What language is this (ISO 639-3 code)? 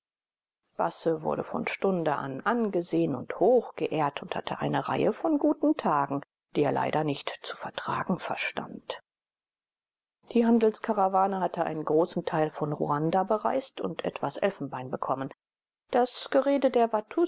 deu